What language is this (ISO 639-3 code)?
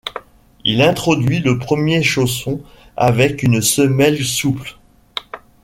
fra